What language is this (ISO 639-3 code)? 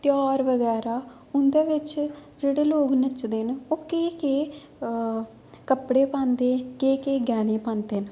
doi